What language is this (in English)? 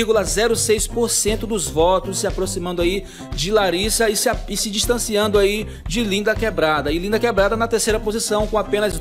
Portuguese